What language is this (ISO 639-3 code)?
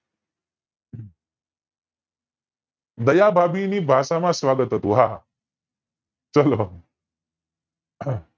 guj